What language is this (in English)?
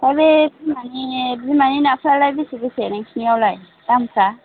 Bodo